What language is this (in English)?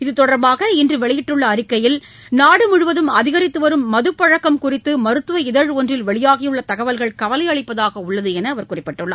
Tamil